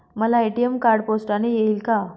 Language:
Marathi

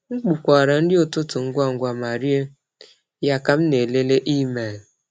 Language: Igbo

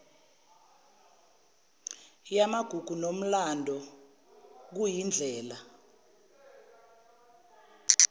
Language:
Zulu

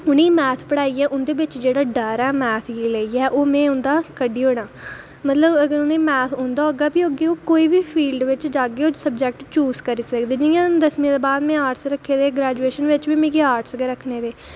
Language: Dogri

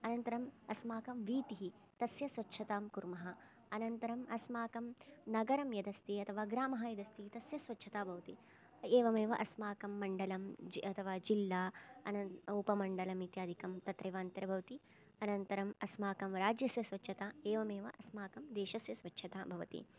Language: Sanskrit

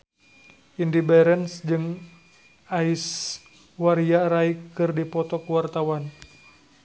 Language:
Sundanese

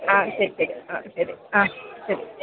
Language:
Malayalam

